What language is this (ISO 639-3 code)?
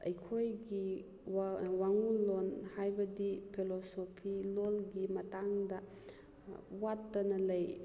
mni